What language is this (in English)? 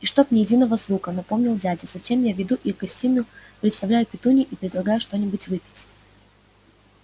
Russian